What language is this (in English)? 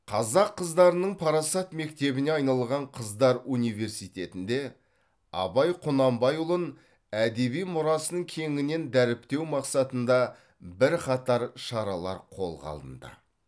Kazakh